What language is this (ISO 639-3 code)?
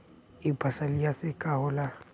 bho